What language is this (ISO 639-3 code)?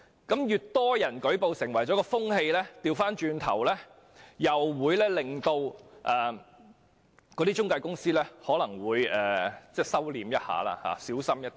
yue